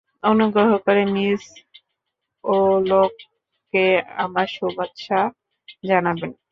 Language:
Bangla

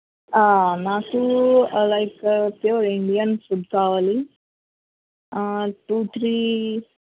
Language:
Telugu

